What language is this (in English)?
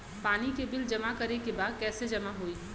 Bhojpuri